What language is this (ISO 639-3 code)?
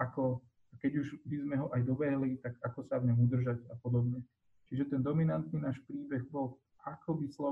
slk